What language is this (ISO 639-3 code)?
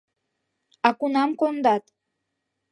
chm